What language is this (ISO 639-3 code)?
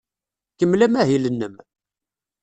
kab